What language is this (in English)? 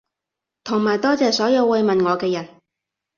Cantonese